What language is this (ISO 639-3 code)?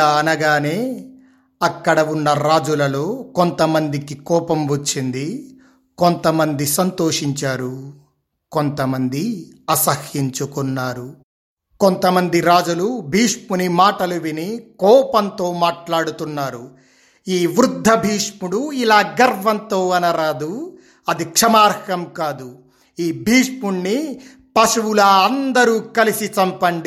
tel